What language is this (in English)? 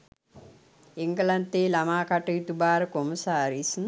Sinhala